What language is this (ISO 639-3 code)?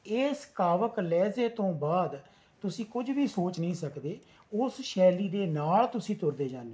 pan